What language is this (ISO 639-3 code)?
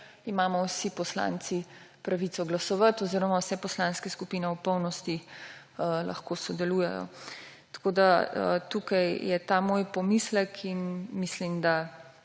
slv